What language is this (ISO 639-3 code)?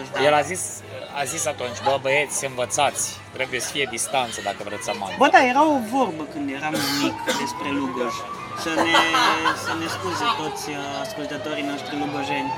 ron